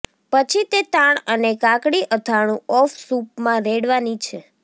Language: Gujarati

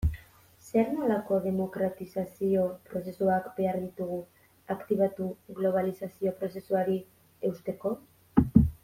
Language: Basque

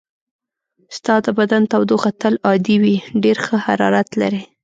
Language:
Pashto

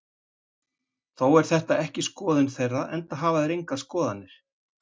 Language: Icelandic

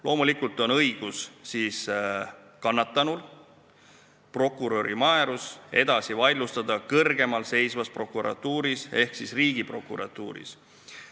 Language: Estonian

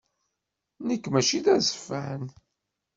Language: Kabyle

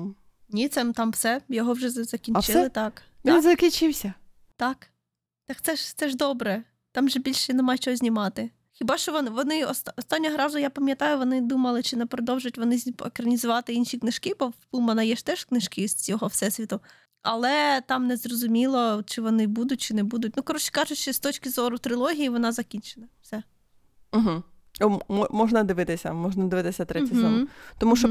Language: Ukrainian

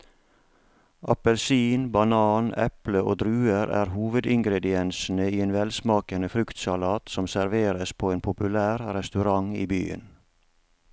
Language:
Norwegian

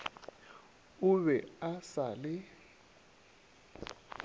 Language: Northern Sotho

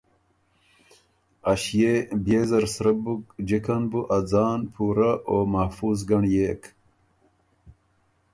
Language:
Ormuri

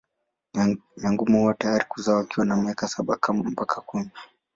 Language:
Swahili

